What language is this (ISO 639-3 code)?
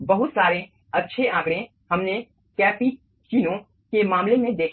hin